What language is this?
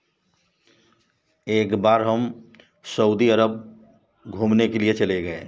Hindi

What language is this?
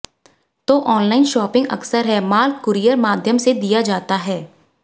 Hindi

